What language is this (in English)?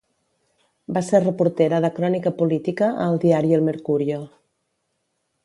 Catalan